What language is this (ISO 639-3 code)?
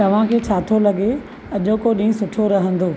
snd